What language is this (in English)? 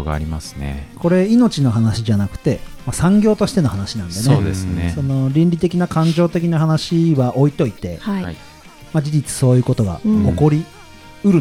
Japanese